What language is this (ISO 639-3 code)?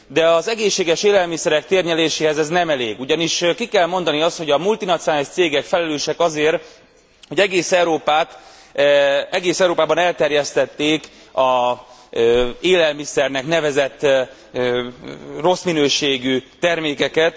hun